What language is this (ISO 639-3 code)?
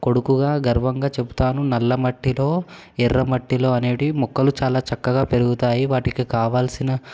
tel